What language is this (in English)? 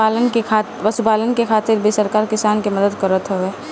Bhojpuri